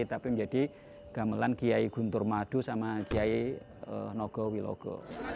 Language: Indonesian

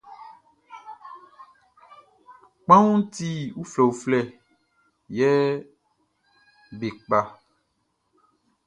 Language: Baoulé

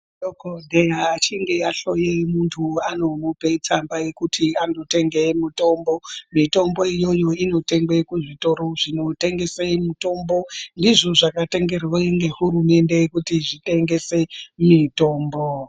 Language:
Ndau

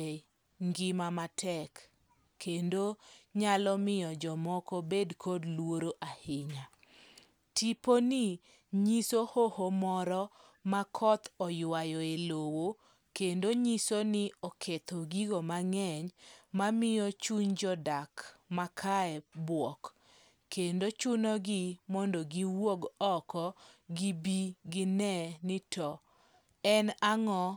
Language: Luo (Kenya and Tanzania)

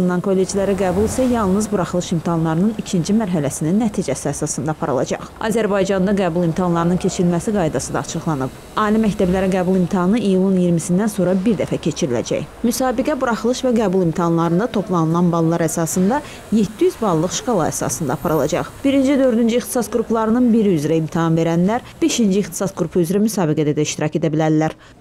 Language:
Turkish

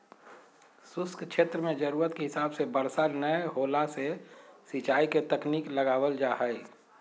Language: Magahi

